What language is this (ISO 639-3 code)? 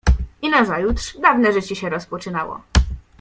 pol